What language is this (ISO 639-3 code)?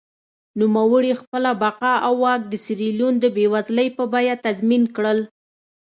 pus